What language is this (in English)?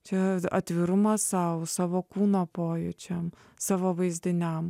Lithuanian